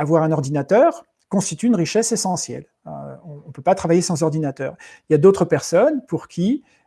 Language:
French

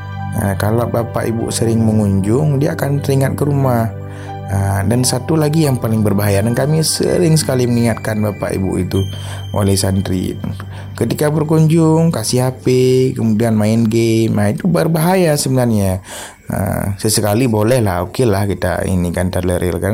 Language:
Indonesian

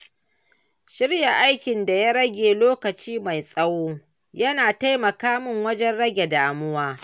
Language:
Hausa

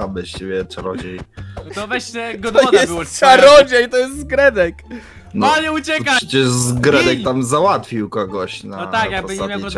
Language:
Polish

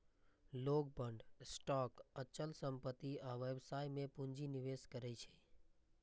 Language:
Maithili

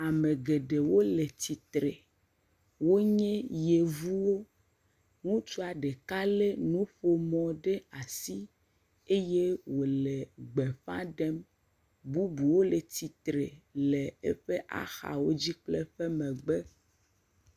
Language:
Ewe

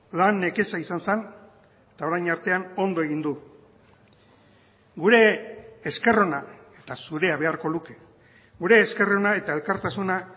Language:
Basque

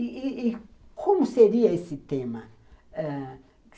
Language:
Portuguese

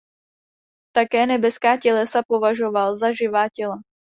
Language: Czech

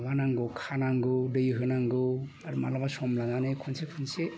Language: Bodo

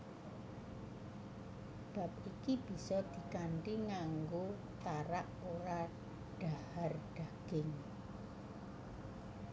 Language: Javanese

